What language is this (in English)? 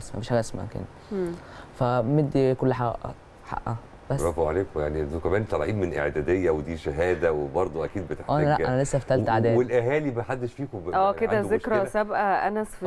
Arabic